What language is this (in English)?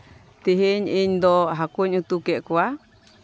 Santali